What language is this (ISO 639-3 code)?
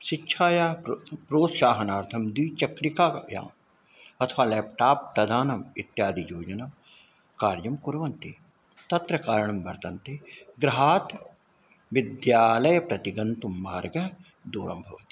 san